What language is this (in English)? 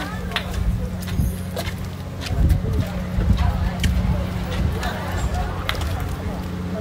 Portuguese